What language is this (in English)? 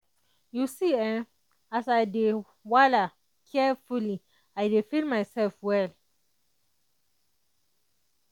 Nigerian Pidgin